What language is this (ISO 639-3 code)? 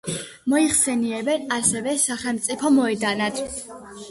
kat